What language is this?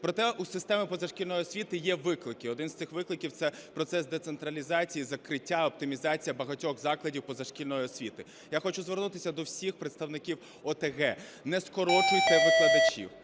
Ukrainian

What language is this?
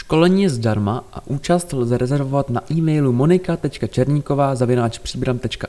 Czech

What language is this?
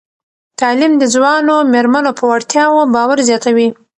Pashto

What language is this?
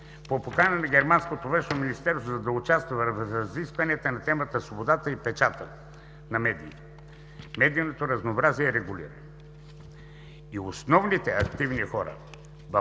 Bulgarian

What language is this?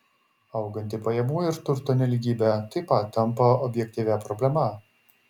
Lithuanian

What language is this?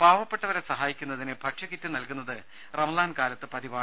Malayalam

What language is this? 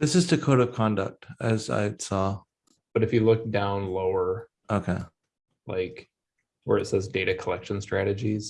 English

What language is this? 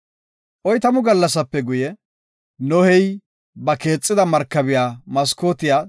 Gofa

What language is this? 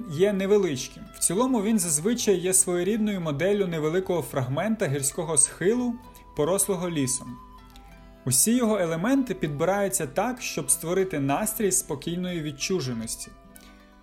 Ukrainian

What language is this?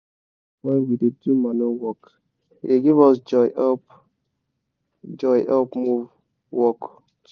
Nigerian Pidgin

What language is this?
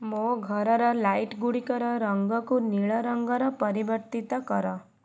Odia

